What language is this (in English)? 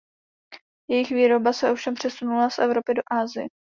Czech